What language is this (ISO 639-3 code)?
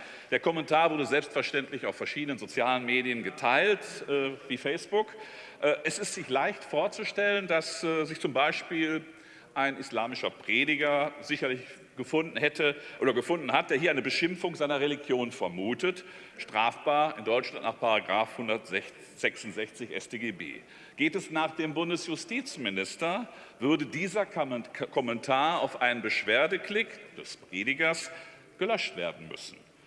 deu